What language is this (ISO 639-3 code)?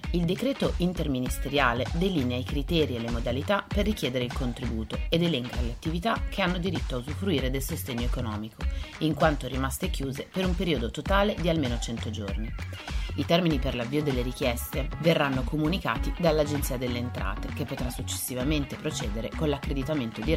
ita